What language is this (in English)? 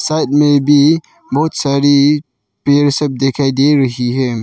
Hindi